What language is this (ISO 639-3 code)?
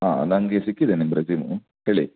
kan